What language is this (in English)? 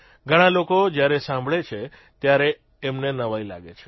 Gujarati